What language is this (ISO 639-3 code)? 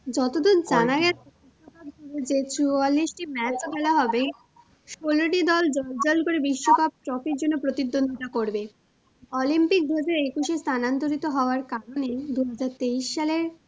ben